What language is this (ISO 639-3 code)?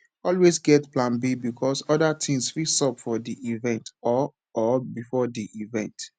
pcm